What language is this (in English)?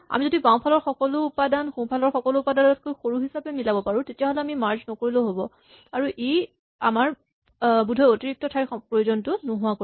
Assamese